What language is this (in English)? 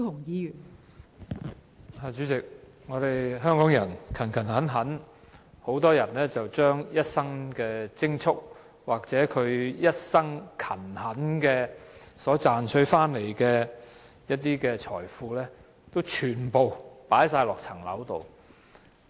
Cantonese